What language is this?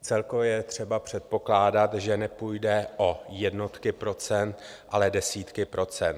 Czech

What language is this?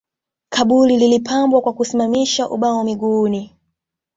Swahili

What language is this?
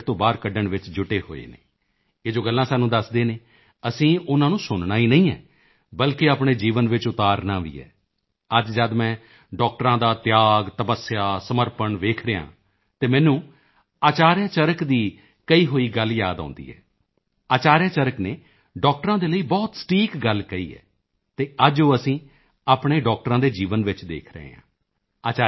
Punjabi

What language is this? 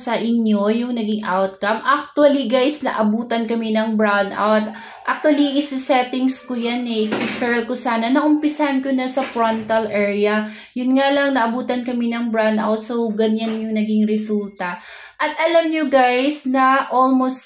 Filipino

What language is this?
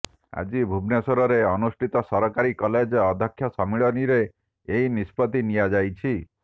Odia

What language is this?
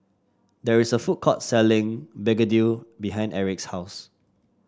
English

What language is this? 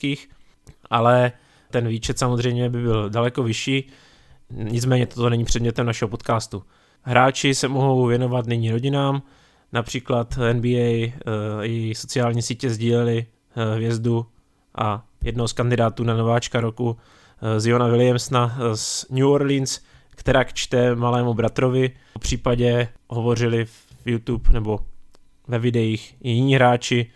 Czech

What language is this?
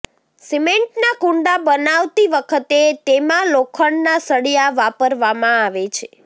Gujarati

